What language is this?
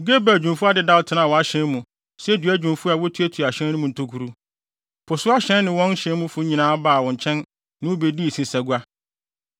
Akan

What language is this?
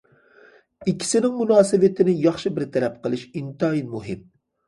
Uyghur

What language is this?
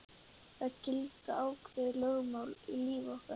Icelandic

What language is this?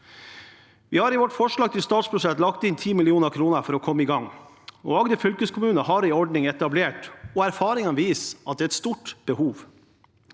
Norwegian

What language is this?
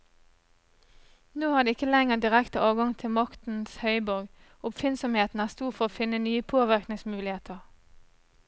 Norwegian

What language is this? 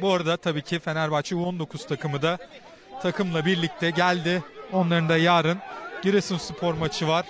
Turkish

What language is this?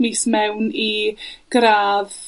Welsh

